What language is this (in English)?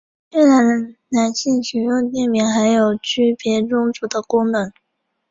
Chinese